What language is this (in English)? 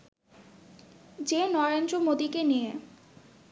Bangla